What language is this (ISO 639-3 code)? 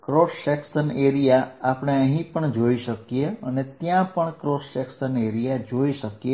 guj